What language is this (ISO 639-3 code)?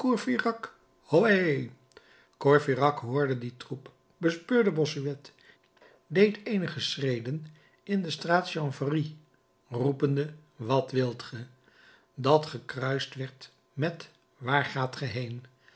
nld